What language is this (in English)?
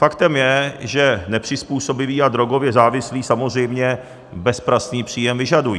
Czech